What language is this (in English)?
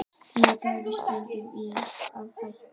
Icelandic